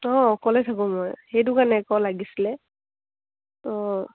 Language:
Assamese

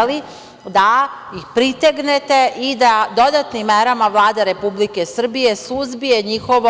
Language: Serbian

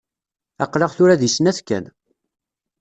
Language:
Kabyle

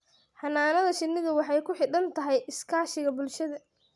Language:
Somali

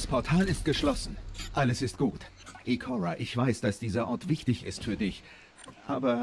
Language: German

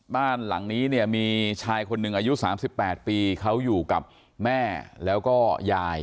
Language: Thai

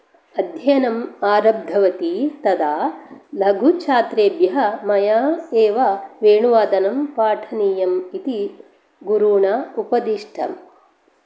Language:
Sanskrit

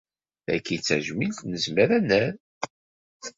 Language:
Kabyle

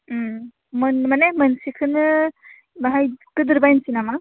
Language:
Bodo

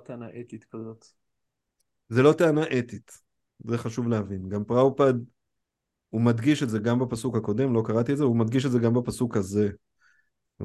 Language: Hebrew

